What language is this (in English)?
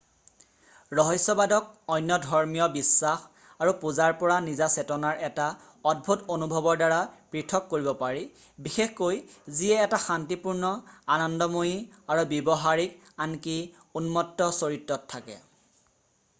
Assamese